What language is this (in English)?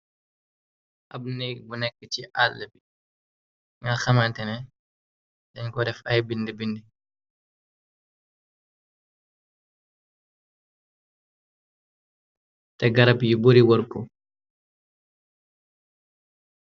Wolof